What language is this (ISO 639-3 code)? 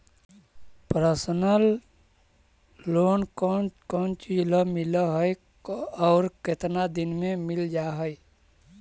mag